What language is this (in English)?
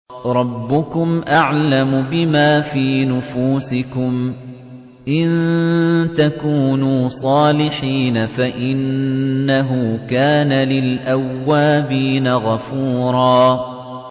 Arabic